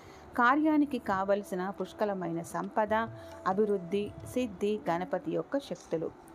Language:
Telugu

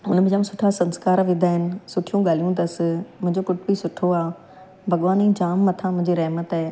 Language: Sindhi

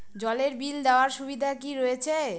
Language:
Bangla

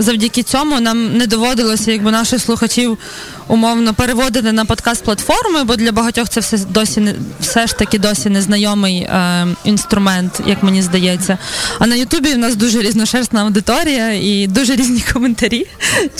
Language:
Ukrainian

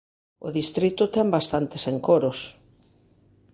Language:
Galician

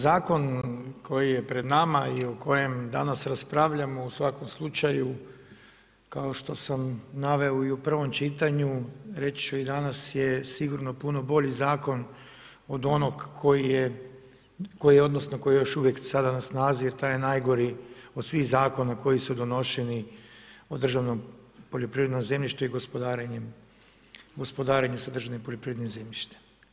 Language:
Croatian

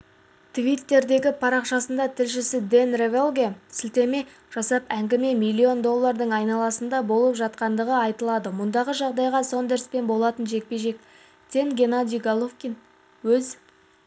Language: Kazakh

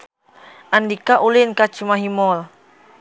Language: Sundanese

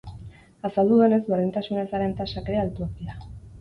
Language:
Basque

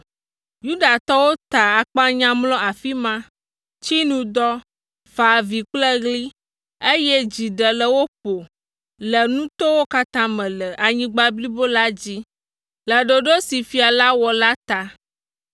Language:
Ewe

